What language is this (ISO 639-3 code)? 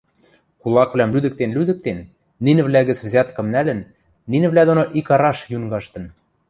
mrj